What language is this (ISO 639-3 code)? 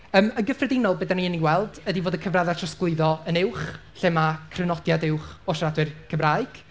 cym